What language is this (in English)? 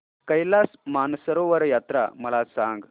Marathi